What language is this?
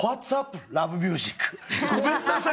Japanese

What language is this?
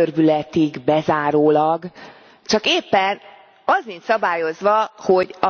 Hungarian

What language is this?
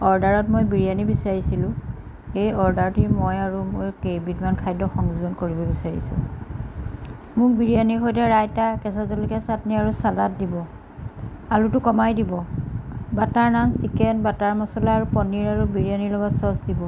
Assamese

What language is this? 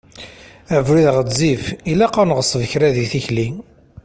Kabyle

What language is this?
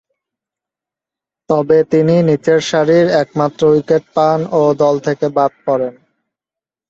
Bangla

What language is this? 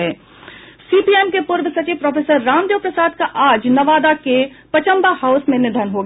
Hindi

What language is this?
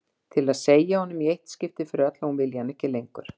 Icelandic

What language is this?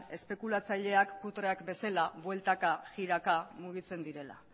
Basque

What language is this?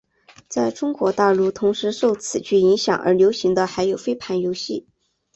Chinese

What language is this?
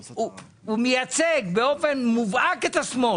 Hebrew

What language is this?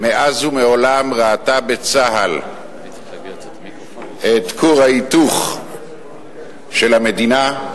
Hebrew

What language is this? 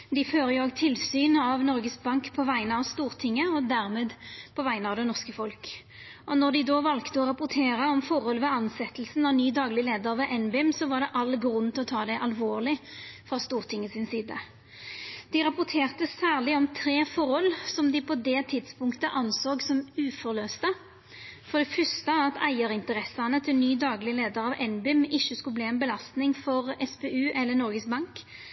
Norwegian Nynorsk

